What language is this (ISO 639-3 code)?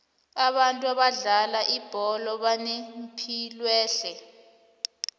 nbl